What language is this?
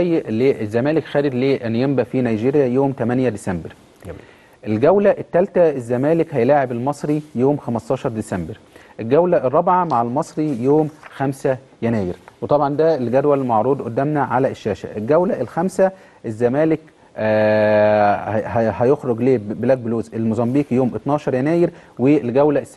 Arabic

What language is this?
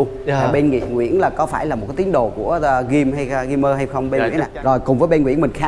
Vietnamese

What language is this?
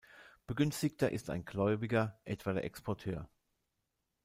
German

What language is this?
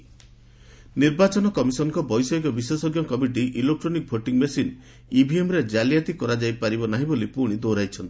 Odia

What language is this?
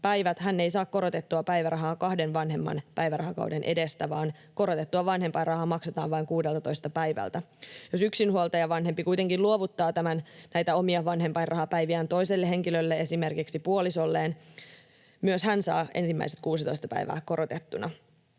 Finnish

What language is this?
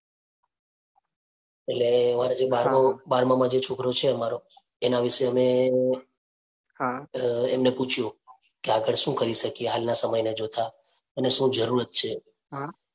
Gujarati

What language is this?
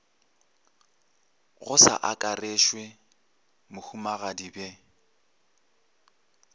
Northern Sotho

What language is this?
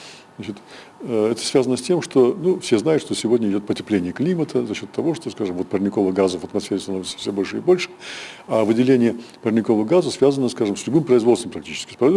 Russian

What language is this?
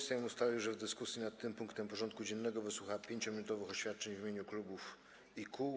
Polish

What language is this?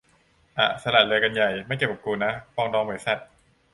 Thai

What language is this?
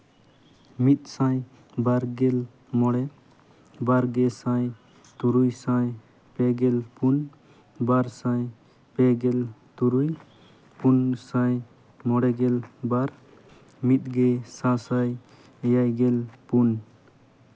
Santali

